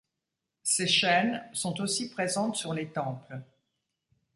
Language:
French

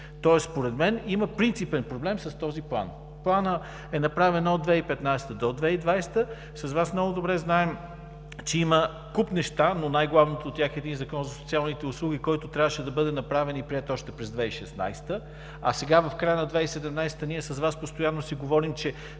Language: Bulgarian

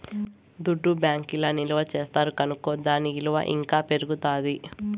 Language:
Telugu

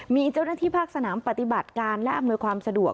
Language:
Thai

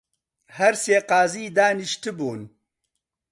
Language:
Central Kurdish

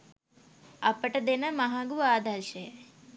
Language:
Sinhala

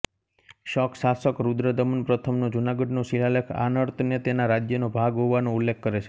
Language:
Gujarati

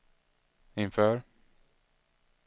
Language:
Swedish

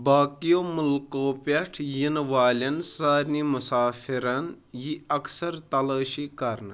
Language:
Kashmiri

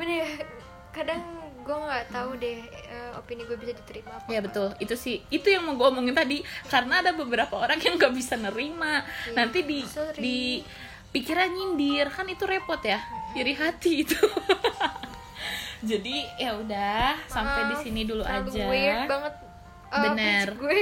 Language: Indonesian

